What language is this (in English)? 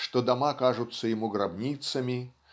Russian